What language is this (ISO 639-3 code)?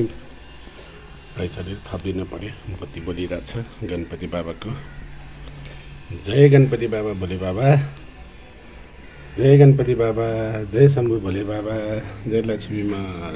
ind